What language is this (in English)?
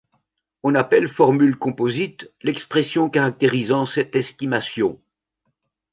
French